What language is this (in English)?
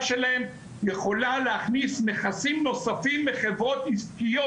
Hebrew